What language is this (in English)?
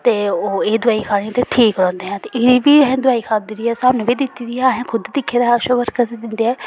Dogri